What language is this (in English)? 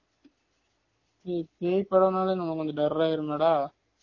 Tamil